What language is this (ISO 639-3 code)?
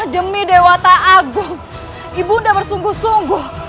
ind